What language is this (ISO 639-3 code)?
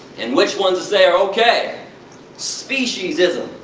eng